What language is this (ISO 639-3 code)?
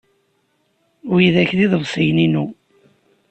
kab